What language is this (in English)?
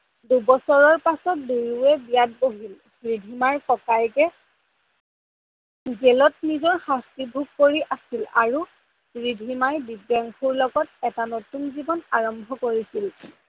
Assamese